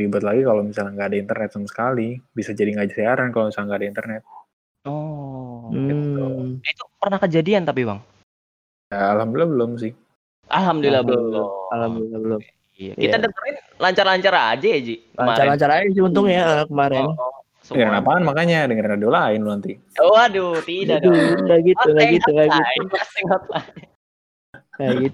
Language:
Indonesian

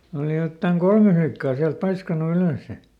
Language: Finnish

